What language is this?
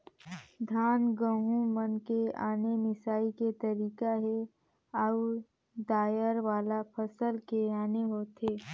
Chhattisgarhi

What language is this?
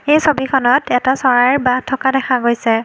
Assamese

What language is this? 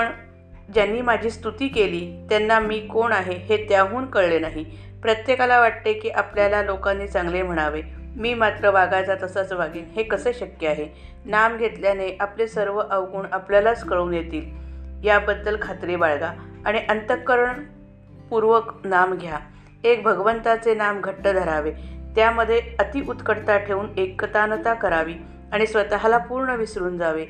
Marathi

